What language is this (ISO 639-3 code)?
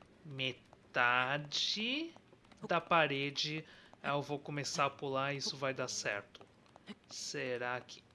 por